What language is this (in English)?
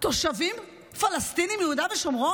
Hebrew